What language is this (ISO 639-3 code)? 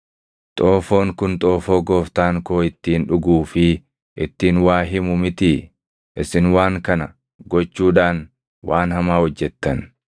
orm